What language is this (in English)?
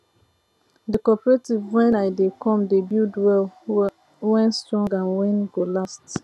Nigerian Pidgin